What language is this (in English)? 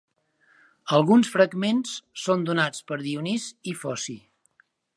Catalan